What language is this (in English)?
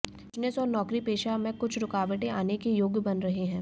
Hindi